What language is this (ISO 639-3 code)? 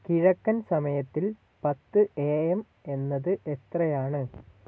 mal